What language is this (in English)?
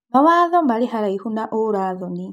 Kikuyu